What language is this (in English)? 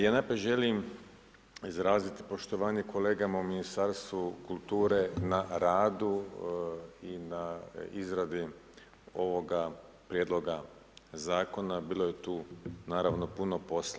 Croatian